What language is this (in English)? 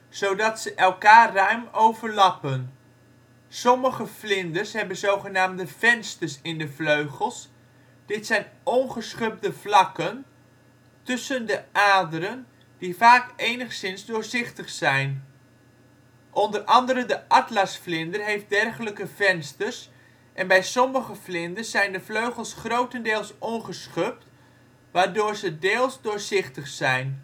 Dutch